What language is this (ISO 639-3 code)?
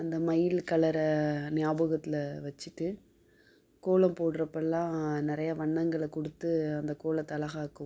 tam